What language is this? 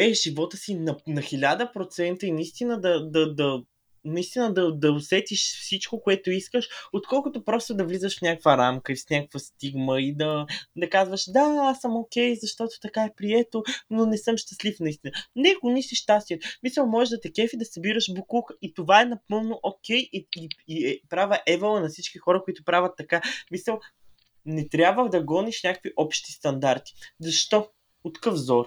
Bulgarian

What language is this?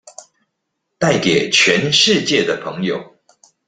Chinese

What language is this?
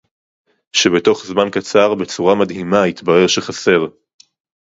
Hebrew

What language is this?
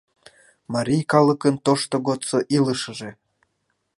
Mari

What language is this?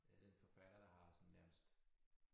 Danish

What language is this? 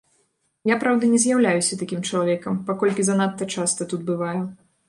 Belarusian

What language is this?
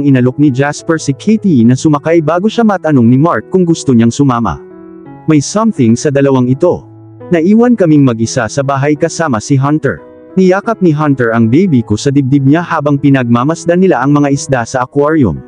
Filipino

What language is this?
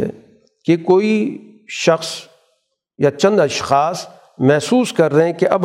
Urdu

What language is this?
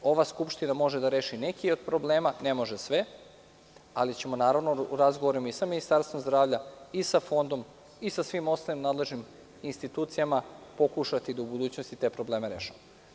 Serbian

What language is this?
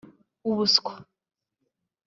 Kinyarwanda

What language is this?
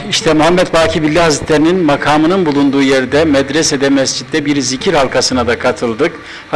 Turkish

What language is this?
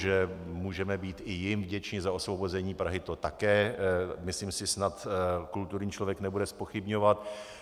Czech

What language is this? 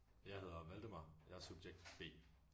Danish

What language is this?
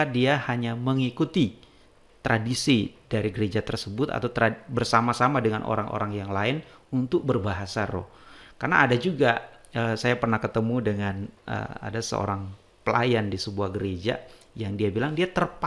Indonesian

